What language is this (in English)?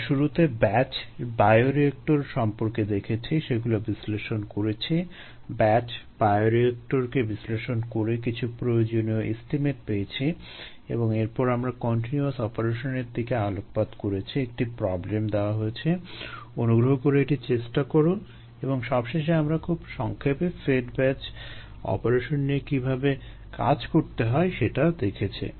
Bangla